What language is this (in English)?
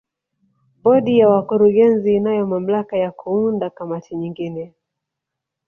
Swahili